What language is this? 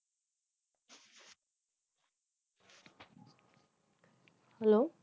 Bangla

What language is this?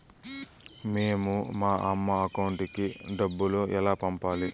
Telugu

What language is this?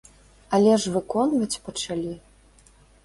Belarusian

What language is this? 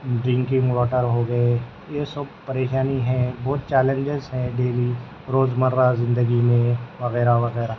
Urdu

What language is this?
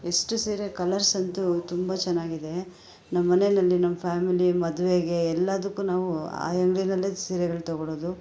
Kannada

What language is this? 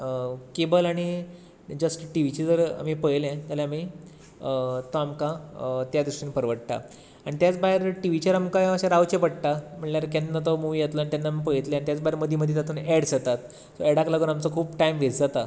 Konkani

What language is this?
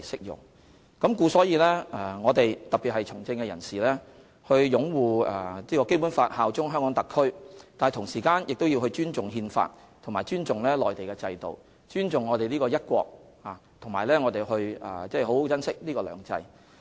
Cantonese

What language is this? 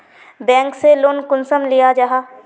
Magahi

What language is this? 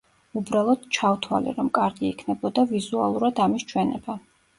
Georgian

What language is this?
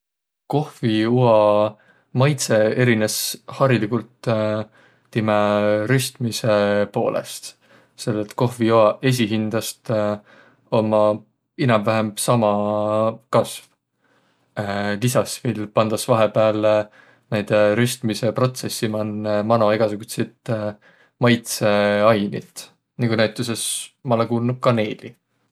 Võro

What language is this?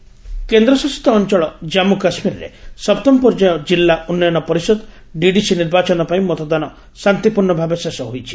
Odia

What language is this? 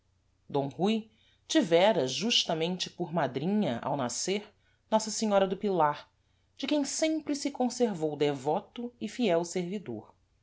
Portuguese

